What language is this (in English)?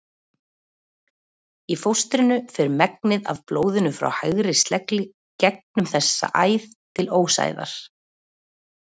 Icelandic